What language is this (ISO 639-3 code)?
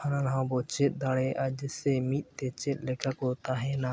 sat